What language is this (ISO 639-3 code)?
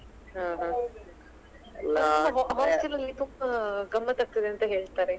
kan